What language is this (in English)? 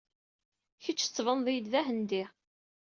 Kabyle